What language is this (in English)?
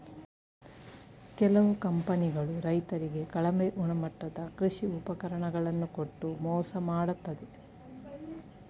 Kannada